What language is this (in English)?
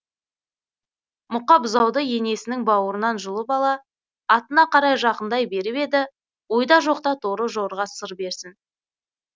Kazakh